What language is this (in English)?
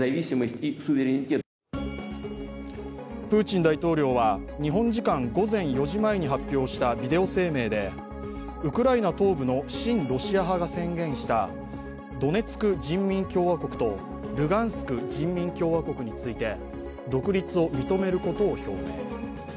Japanese